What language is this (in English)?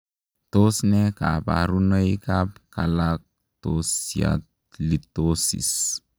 Kalenjin